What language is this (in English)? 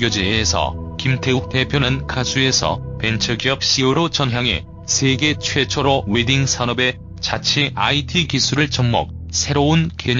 Korean